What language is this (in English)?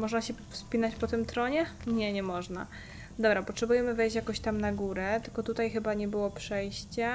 Polish